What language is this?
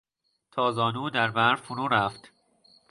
Persian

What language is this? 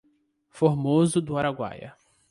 Portuguese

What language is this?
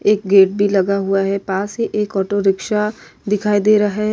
Hindi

